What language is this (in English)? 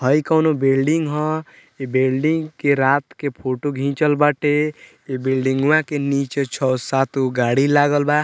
Bhojpuri